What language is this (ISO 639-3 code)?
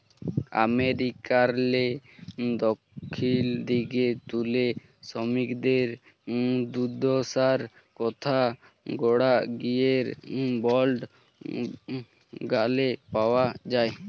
ben